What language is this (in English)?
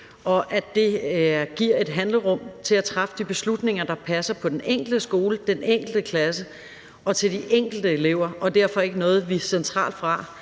Danish